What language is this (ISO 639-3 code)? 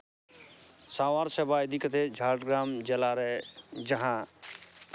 sat